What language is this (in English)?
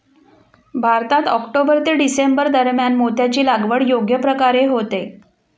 Marathi